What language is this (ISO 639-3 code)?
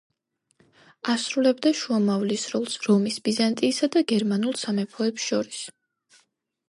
kat